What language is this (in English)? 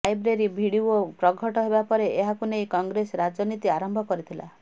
Odia